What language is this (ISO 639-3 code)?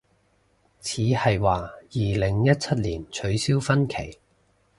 yue